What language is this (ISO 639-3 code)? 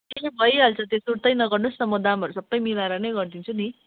nep